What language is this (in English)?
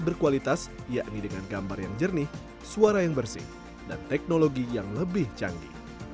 Indonesian